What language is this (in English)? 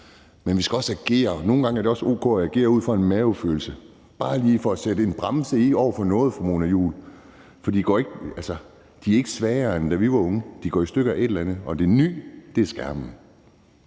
Danish